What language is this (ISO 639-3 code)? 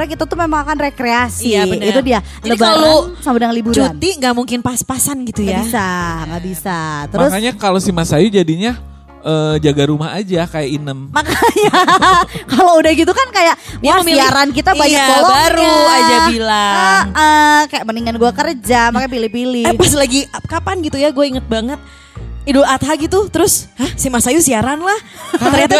ind